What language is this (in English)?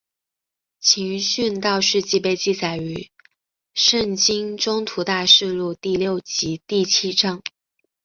Chinese